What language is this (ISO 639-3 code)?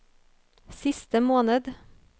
nor